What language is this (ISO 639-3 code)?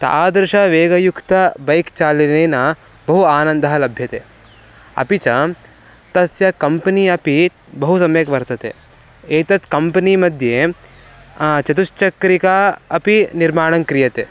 san